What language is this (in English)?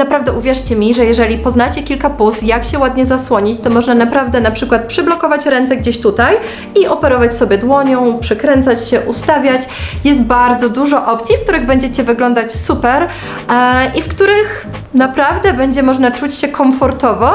Polish